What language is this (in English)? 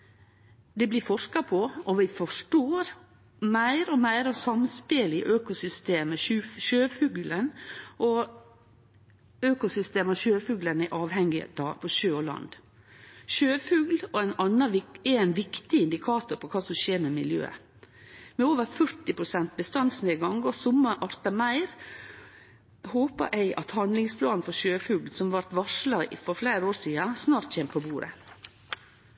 Norwegian Nynorsk